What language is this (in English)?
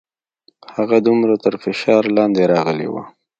Pashto